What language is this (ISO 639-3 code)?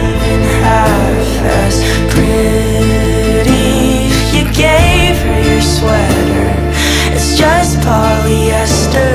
msa